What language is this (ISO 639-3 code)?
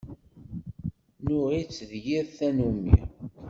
kab